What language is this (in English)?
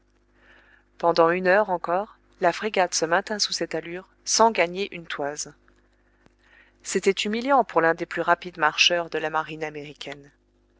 French